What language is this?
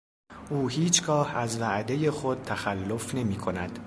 Persian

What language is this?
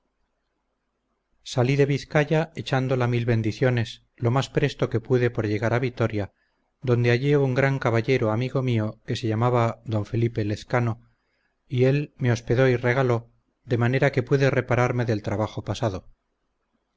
Spanish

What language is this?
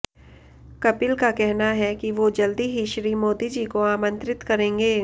Hindi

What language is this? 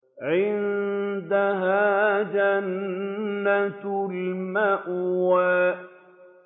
Arabic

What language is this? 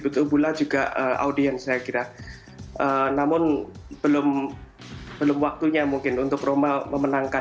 Indonesian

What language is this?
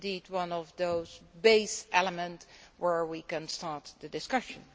English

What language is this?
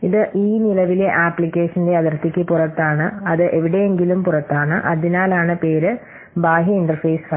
Malayalam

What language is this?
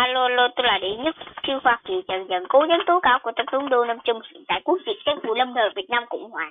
Vietnamese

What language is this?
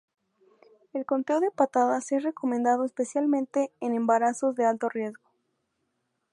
Spanish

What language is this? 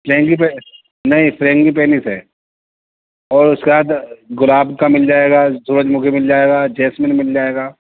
Urdu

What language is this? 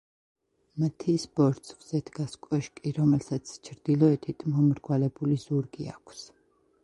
Georgian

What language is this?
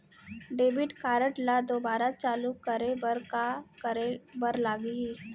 Chhattisgarhi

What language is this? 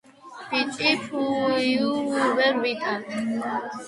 Georgian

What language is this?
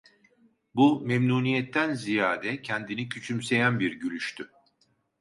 Turkish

